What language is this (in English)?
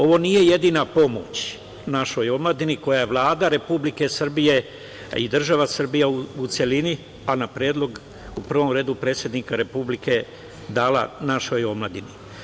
Serbian